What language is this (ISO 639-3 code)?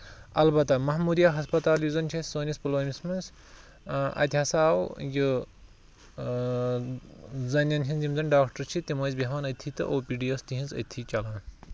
kas